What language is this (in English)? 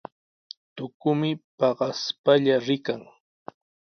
Sihuas Ancash Quechua